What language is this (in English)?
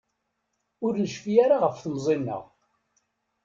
Kabyle